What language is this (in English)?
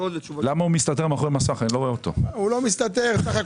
Hebrew